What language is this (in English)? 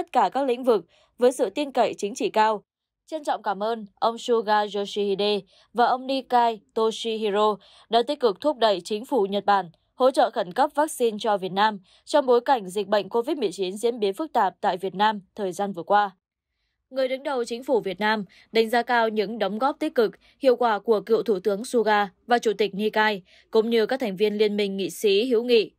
Vietnamese